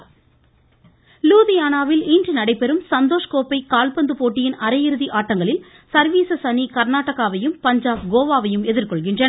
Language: Tamil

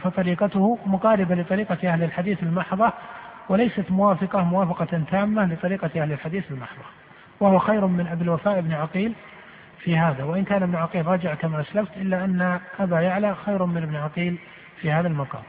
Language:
Arabic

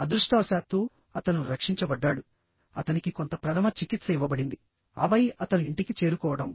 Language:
Telugu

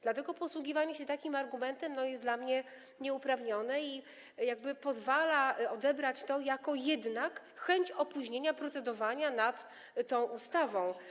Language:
Polish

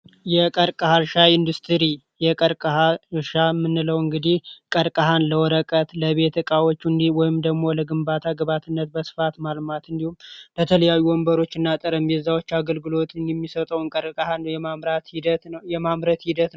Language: Amharic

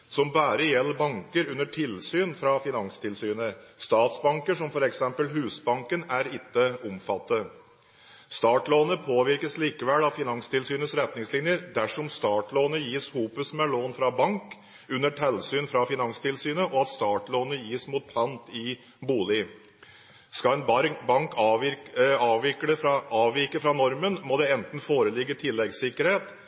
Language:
Norwegian Bokmål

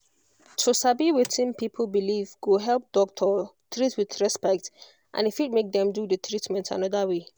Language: Nigerian Pidgin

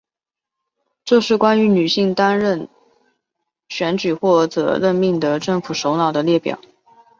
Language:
Chinese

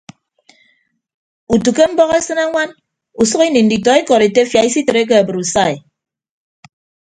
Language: Ibibio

